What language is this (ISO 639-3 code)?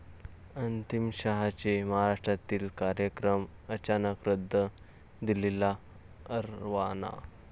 mar